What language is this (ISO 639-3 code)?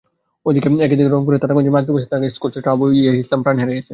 ben